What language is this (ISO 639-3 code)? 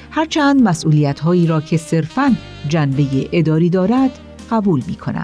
fas